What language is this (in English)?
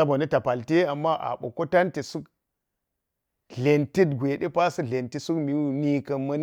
Geji